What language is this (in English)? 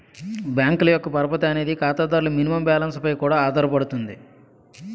Telugu